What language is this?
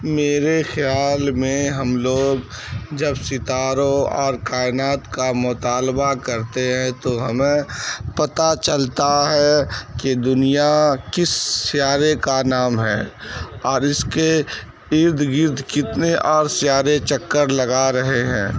Urdu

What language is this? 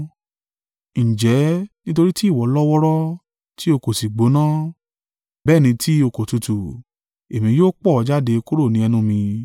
Yoruba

